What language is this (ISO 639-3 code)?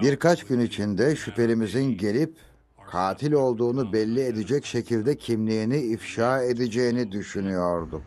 tur